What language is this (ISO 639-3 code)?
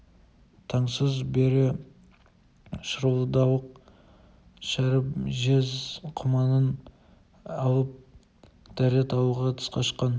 kaz